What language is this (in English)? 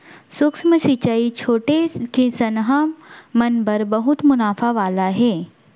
Chhattisgarhi